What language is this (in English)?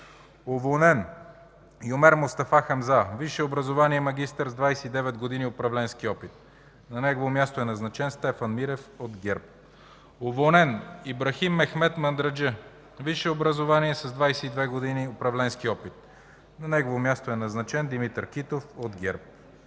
Bulgarian